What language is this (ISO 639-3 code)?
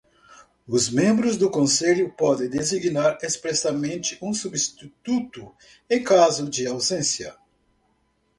por